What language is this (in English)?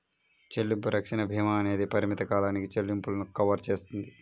Telugu